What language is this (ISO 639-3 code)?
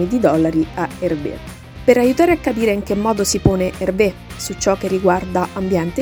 ita